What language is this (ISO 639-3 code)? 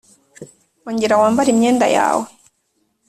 kin